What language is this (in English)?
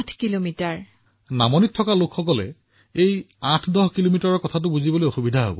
Assamese